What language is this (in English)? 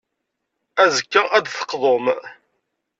Kabyle